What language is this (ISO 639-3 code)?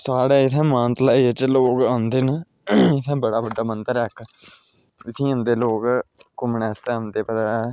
doi